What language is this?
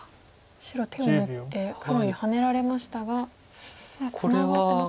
Japanese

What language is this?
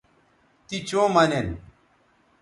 Bateri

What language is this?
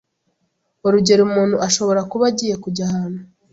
Kinyarwanda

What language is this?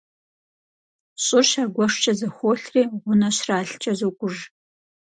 Kabardian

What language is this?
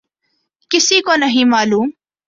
Urdu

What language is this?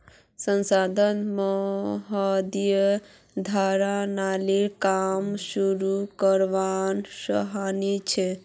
Magahi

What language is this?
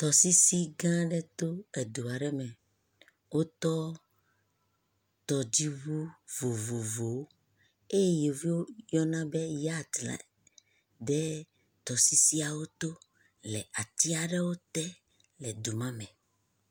Ewe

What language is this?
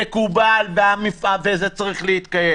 Hebrew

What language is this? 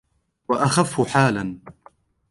Arabic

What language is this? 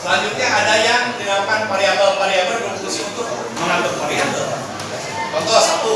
Indonesian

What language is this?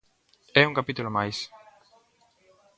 Galician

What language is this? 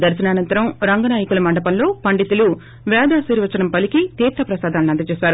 Telugu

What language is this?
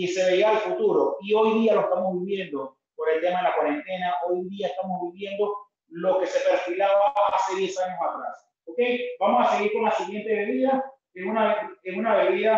Spanish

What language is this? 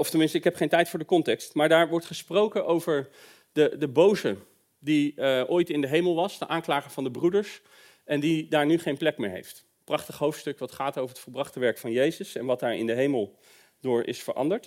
Dutch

